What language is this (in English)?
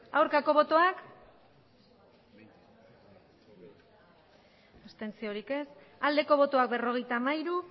Basque